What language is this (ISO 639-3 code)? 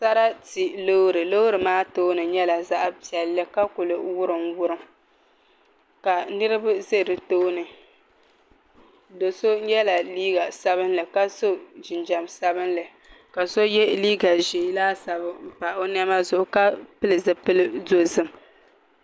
dag